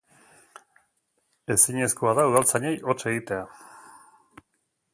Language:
Basque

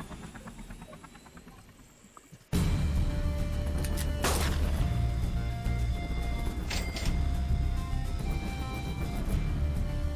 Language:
Polish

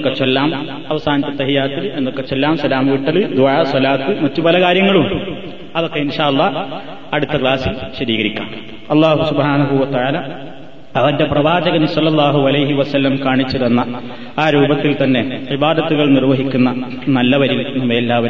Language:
Malayalam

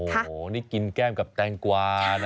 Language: Thai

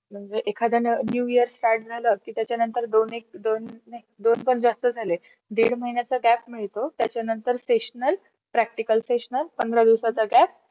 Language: Marathi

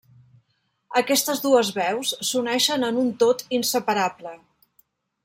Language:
Catalan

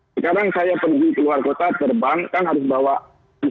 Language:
Indonesian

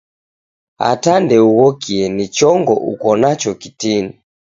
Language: Taita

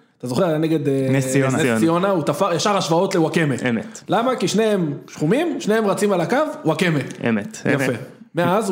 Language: Hebrew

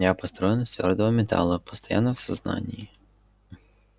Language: Russian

